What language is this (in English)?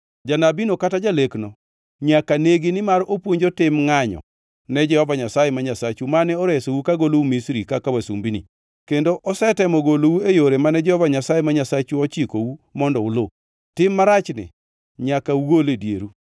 Luo (Kenya and Tanzania)